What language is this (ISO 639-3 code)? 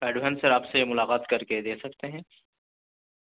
urd